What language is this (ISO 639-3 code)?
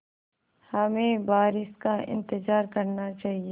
hin